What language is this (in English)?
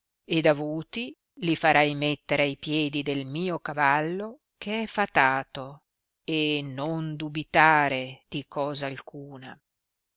Italian